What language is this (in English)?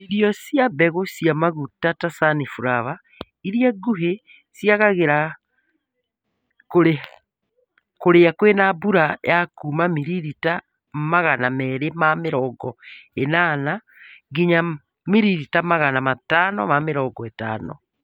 Kikuyu